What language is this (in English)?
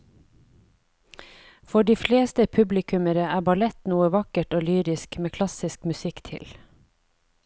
Norwegian